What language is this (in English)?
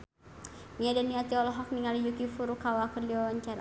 Sundanese